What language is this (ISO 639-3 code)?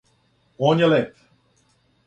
srp